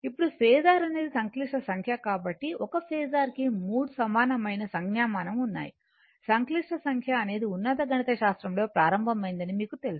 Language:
Telugu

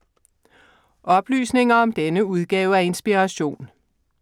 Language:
Danish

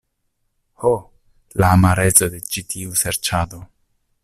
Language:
Esperanto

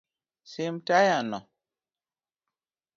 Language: Luo (Kenya and Tanzania)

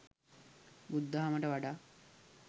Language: Sinhala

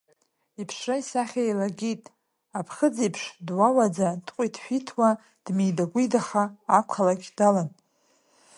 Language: Abkhazian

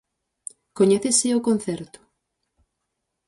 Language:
Galician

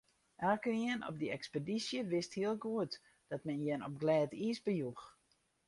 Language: Western Frisian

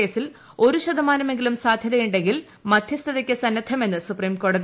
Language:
Malayalam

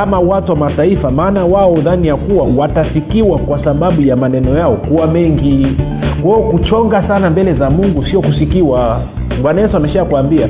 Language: Swahili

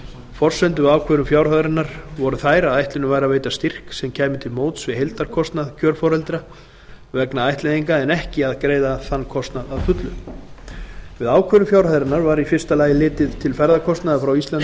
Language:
Icelandic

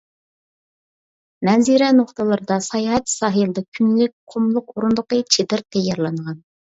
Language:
Uyghur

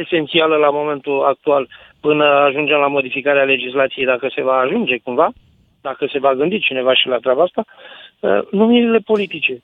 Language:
Romanian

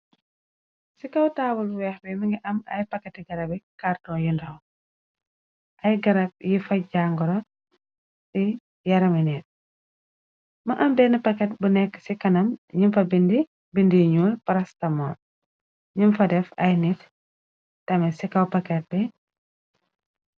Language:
Wolof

